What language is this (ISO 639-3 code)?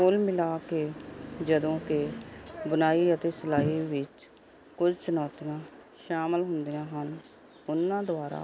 pan